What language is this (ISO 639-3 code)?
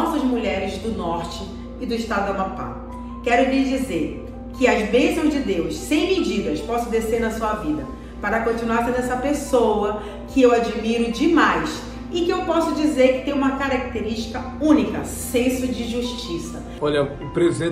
por